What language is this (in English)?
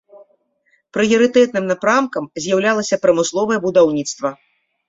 Belarusian